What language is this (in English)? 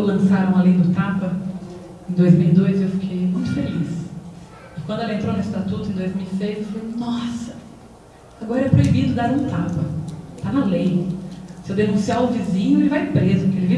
Portuguese